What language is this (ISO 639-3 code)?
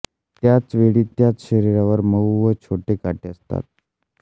mar